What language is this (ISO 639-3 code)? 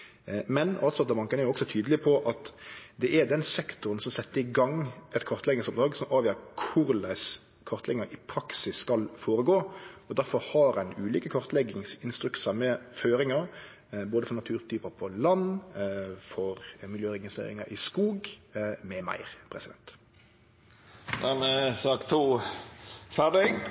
nor